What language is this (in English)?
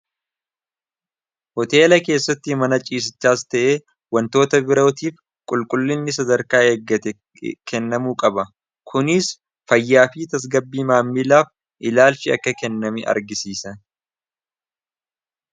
Oromo